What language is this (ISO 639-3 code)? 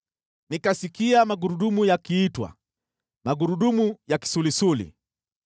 swa